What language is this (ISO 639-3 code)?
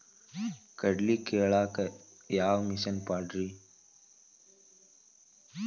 kan